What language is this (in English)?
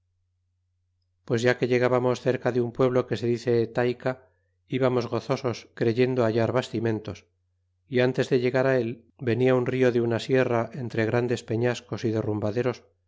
Spanish